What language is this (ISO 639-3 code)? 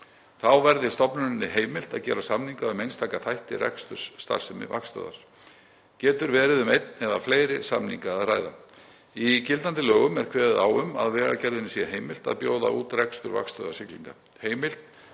isl